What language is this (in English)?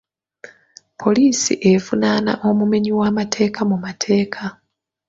Ganda